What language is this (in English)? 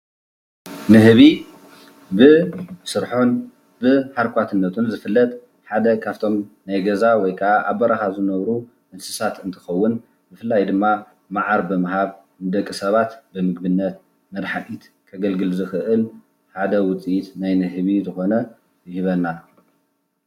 Tigrinya